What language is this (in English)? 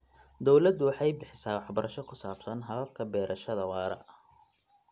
Somali